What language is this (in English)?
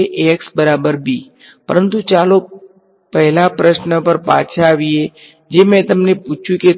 Gujarati